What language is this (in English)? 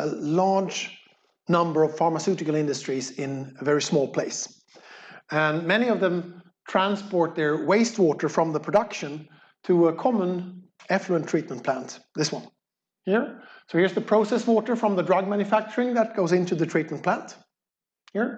English